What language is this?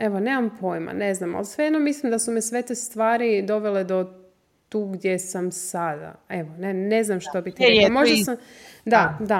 Croatian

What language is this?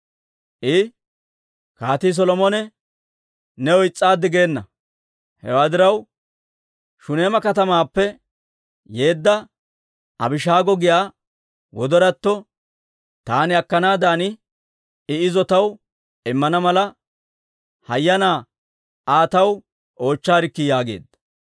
Dawro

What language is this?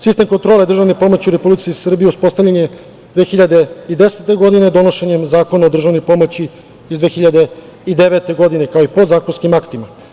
Serbian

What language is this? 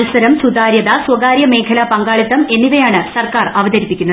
Malayalam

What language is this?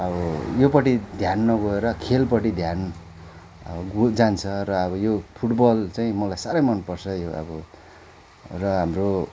Nepali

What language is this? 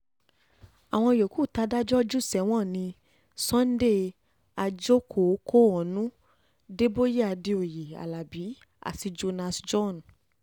Yoruba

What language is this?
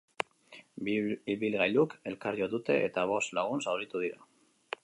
Basque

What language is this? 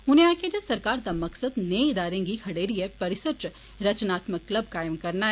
Dogri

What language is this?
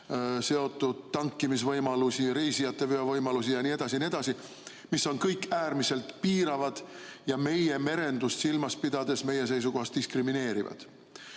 Estonian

